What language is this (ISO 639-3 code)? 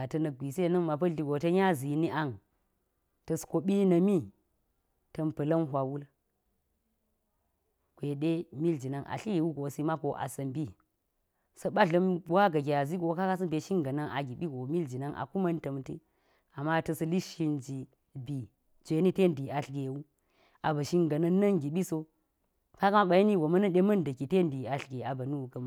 gyz